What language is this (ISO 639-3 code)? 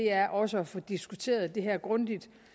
dan